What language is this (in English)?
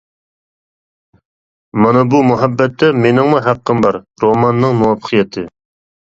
Uyghur